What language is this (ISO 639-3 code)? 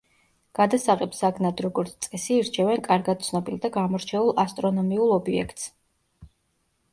kat